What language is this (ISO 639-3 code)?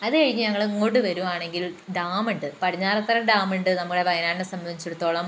mal